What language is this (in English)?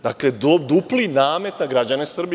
Serbian